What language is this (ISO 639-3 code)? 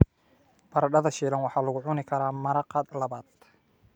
som